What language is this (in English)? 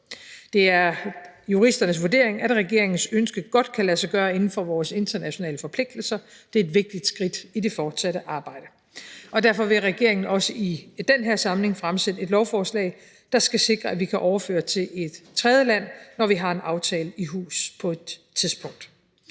Danish